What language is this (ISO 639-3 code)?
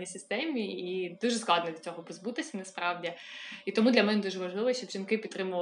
ukr